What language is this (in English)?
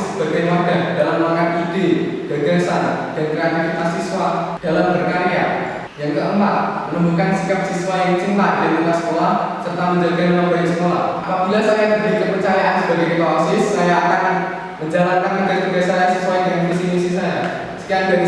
Indonesian